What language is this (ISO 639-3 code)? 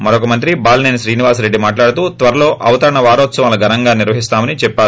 tel